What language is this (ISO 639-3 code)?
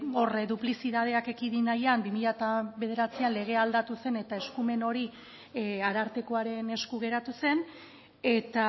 eus